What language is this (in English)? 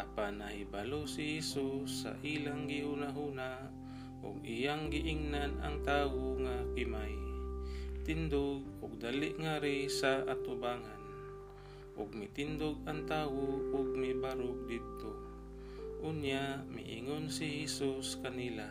Filipino